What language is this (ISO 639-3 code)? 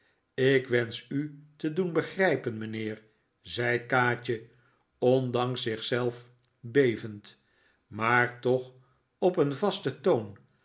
nld